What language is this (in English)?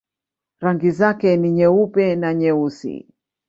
Swahili